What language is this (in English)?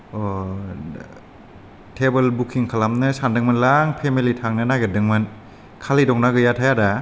Bodo